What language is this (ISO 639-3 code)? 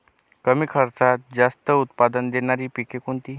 mar